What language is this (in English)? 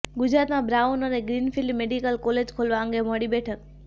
Gujarati